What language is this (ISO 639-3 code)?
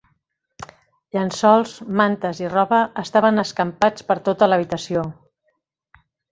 cat